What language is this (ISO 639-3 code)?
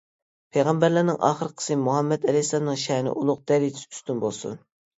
uig